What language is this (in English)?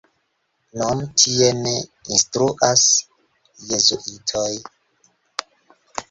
Esperanto